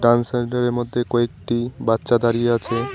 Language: Bangla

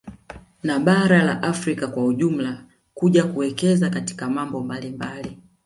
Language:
Swahili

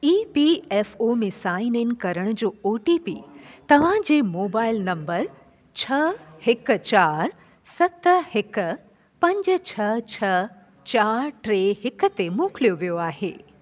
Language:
Sindhi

